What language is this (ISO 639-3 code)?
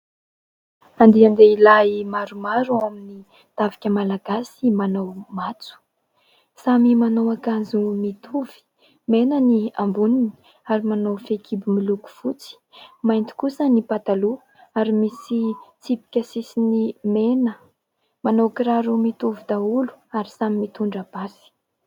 mlg